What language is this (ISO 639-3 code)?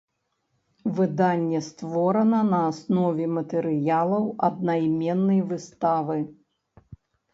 bel